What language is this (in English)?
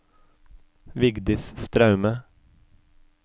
Norwegian